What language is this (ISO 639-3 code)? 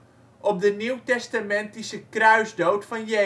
nld